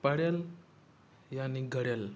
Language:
Sindhi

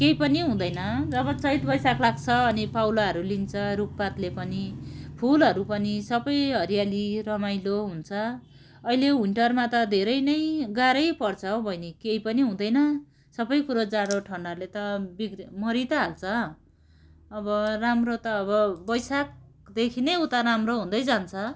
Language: Nepali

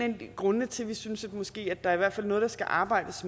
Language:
Danish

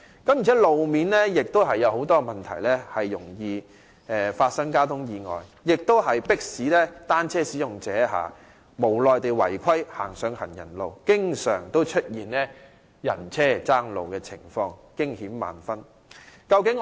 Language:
Cantonese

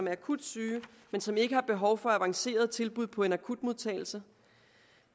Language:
Danish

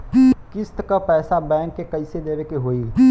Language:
Bhojpuri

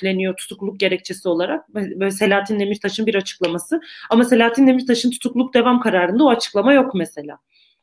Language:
Turkish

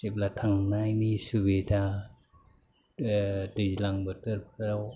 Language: Bodo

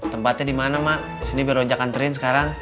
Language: Indonesian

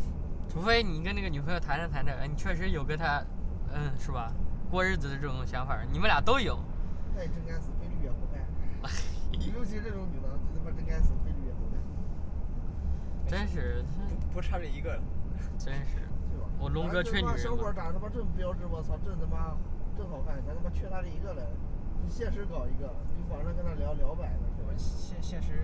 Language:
Chinese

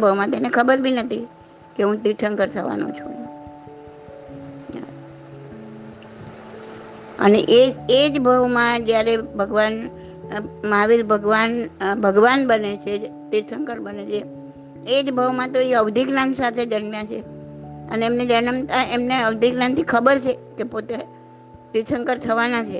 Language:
Gujarati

